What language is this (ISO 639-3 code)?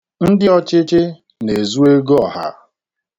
ibo